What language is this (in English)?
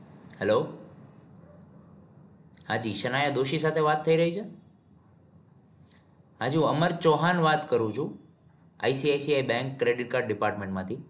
Gujarati